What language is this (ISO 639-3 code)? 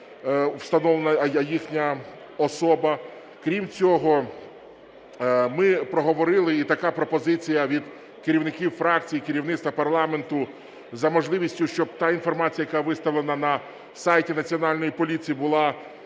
ukr